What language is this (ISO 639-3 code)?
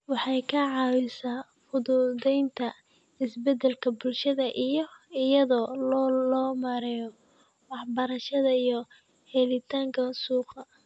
som